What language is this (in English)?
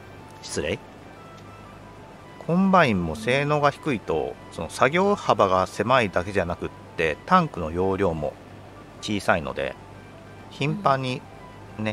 Japanese